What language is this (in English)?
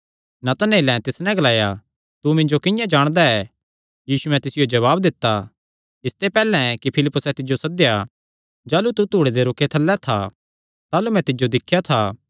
Kangri